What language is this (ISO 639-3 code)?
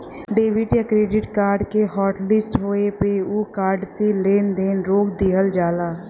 bho